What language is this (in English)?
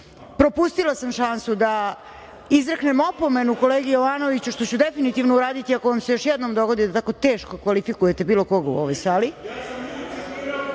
Serbian